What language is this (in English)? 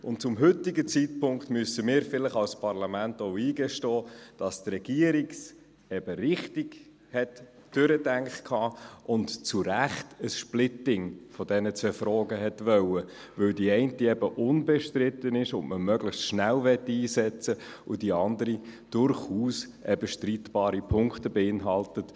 Swiss German